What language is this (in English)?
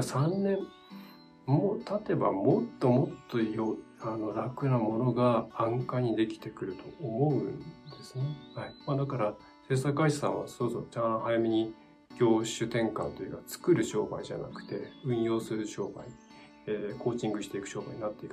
Japanese